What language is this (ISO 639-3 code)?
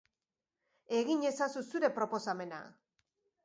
eus